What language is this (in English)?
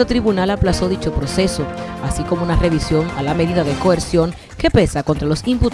Spanish